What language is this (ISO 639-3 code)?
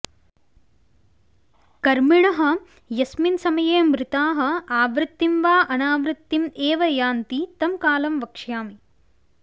san